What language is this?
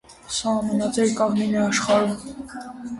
Armenian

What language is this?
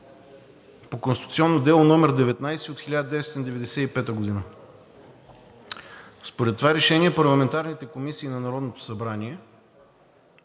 Bulgarian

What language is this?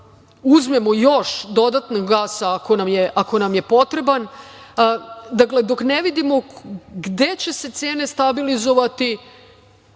Serbian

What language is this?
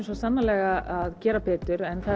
Icelandic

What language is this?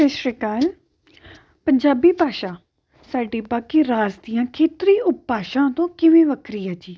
Punjabi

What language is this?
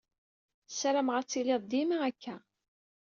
Kabyle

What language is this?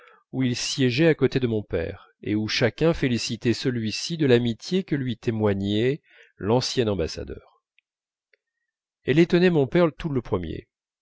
French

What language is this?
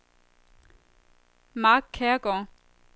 Danish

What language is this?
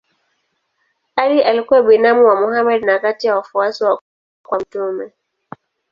Swahili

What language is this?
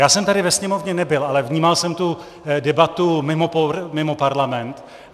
Czech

